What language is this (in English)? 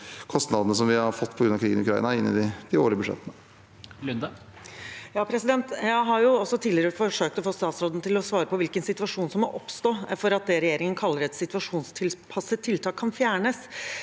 Norwegian